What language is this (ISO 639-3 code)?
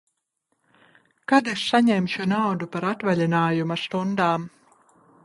lav